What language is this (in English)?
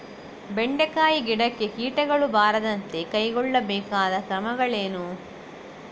Kannada